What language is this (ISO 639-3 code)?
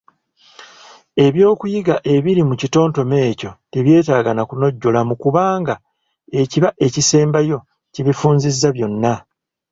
lug